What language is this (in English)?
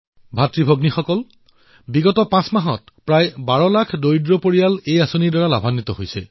Assamese